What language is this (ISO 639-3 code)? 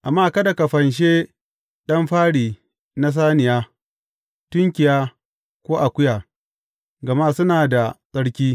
hau